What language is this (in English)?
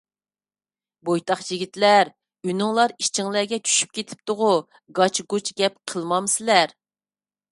Uyghur